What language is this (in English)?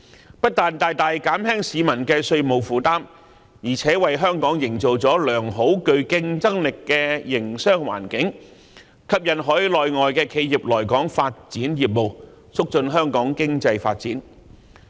Cantonese